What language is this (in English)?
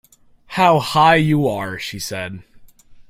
English